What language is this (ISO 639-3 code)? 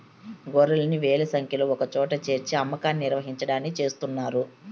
tel